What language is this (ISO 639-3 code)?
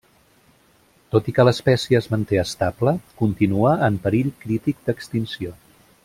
cat